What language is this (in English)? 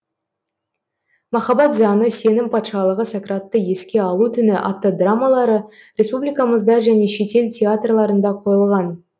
Kazakh